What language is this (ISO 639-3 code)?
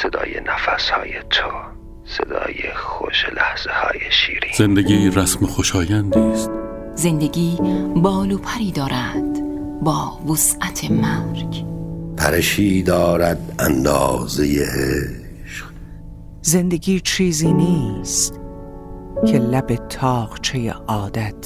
fas